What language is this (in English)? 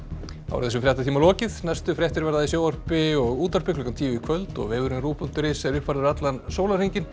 Icelandic